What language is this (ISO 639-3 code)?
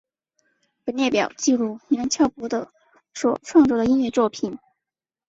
zho